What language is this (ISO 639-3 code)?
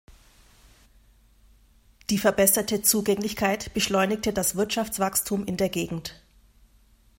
deu